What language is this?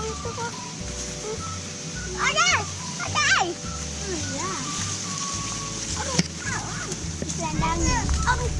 Indonesian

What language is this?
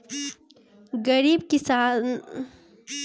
Bhojpuri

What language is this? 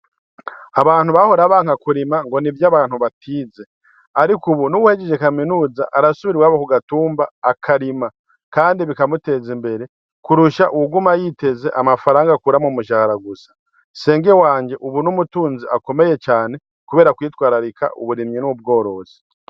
Rundi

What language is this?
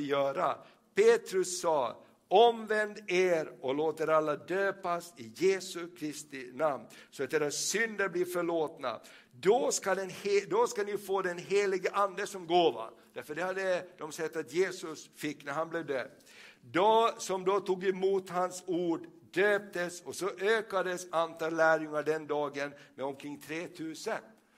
Swedish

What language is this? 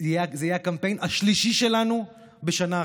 Hebrew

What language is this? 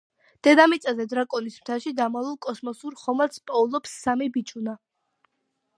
Georgian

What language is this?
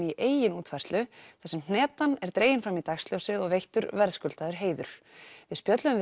Icelandic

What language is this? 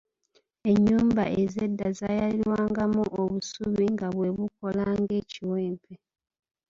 Ganda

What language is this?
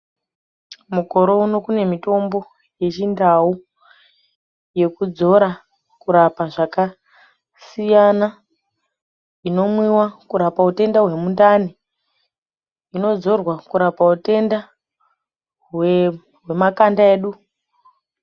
Ndau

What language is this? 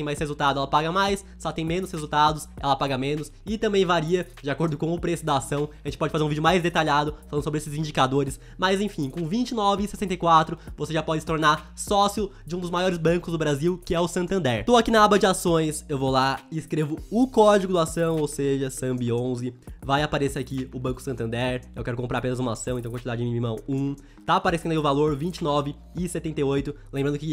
Portuguese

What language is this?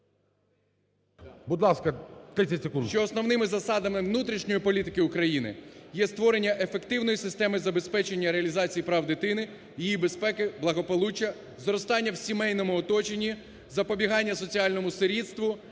Ukrainian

